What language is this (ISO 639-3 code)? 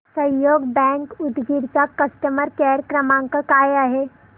mar